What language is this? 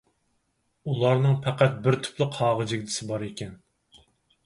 Uyghur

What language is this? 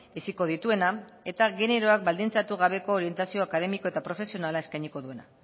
Basque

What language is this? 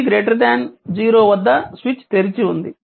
Telugu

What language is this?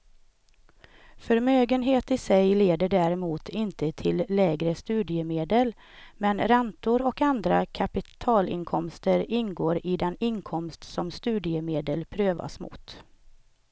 Swedish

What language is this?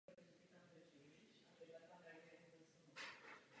Czech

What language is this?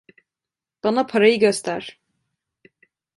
Turkish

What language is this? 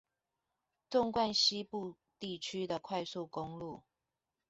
Chinese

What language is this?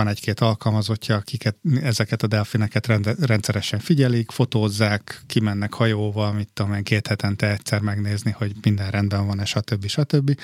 Hungarian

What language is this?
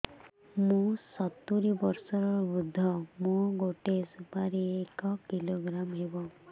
Odia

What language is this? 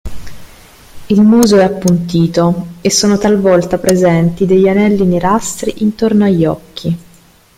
Italian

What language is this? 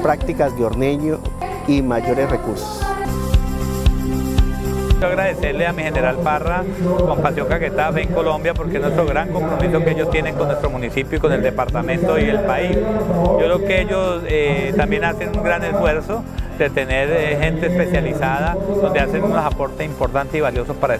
Spanish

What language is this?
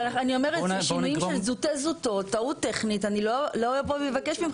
Hebrew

